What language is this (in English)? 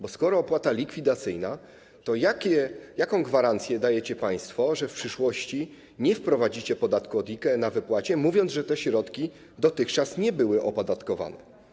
Polish